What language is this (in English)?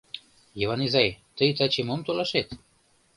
Mari